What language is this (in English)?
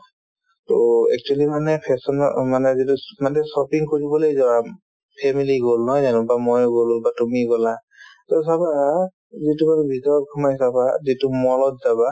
Assamese